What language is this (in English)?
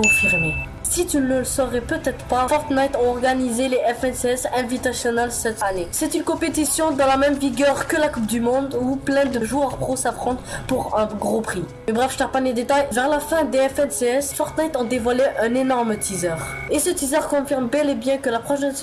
French